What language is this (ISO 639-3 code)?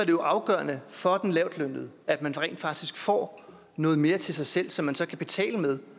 dan